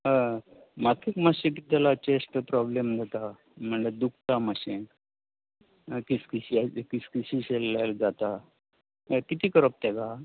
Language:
Konkani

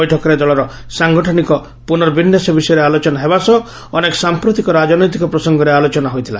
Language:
Odia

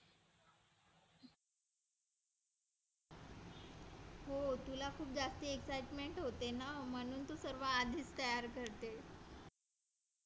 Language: Marathi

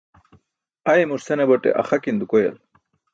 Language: Burushaski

